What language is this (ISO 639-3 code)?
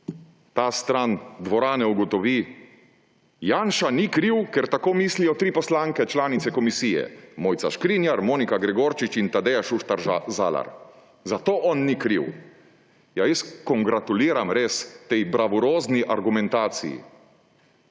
slv